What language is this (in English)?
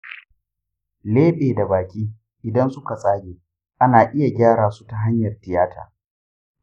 Hausa